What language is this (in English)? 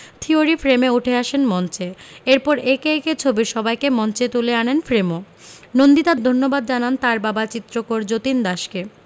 Bangla